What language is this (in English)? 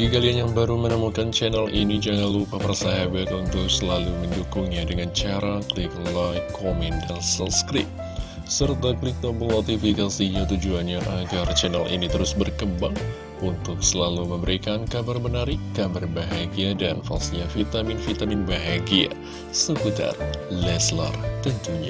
Indonesian